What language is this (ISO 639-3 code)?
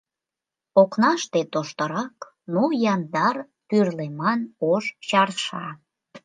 chm